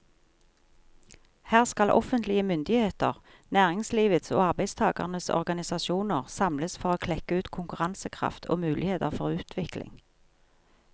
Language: Norwegian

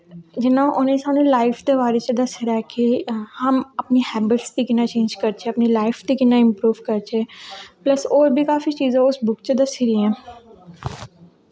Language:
Dogri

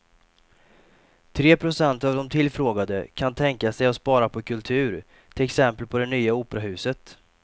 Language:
Swedish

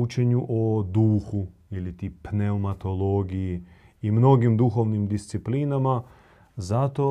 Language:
Croatian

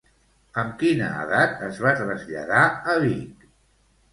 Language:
Catalan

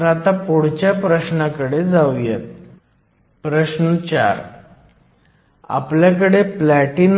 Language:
Marathi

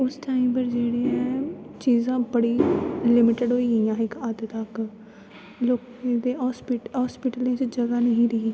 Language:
Dogri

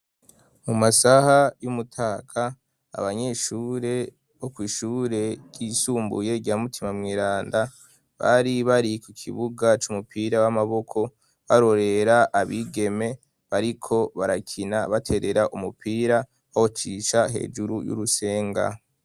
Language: Rundi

